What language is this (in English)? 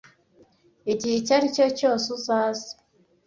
Kinyarwanda